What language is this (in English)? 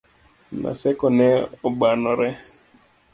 Luo (Kenya and Tanzania)